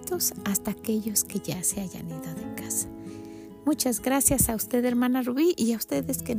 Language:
Spanish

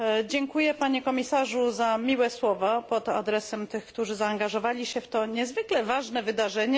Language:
Polish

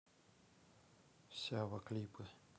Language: Russian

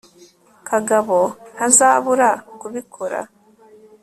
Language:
Kinyarwanda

